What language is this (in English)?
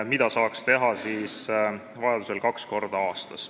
Estonian